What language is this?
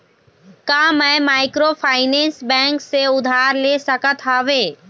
Chhattisgarhi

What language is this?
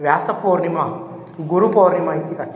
Sanskrit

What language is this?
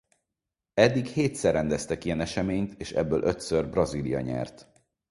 Hungarian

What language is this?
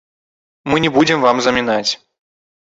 Belarusian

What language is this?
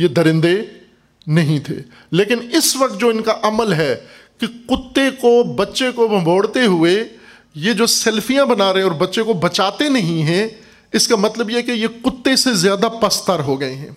Urdu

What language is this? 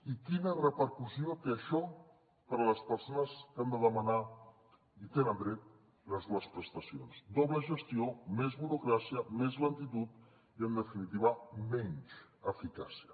Catalan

